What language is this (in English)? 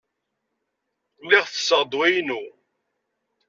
Kabyle